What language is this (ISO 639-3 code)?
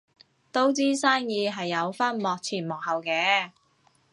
yue